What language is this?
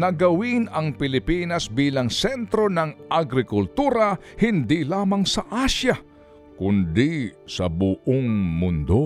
Filipino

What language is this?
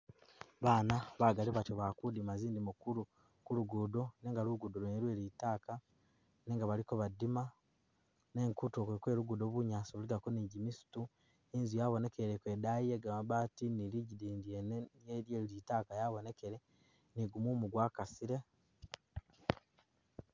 Masaaba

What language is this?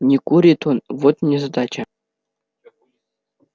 Russian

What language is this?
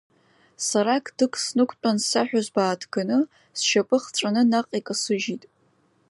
Abkhazian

